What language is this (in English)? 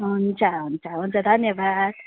Nepali